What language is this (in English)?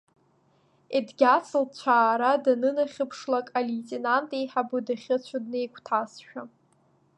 Abkhazian